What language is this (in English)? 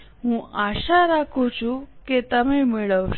Gujarati